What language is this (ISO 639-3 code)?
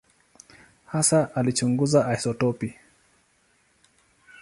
swa